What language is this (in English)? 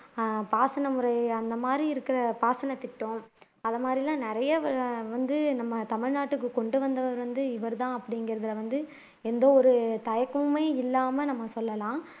Tamil